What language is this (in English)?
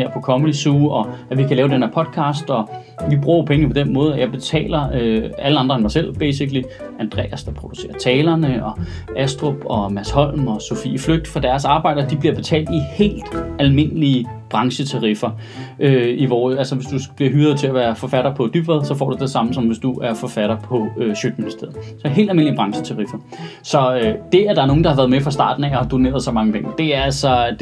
Danish